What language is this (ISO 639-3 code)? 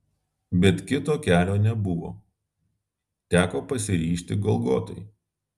lit